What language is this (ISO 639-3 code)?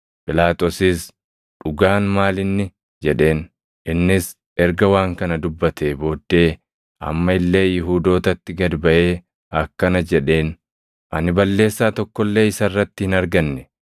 orm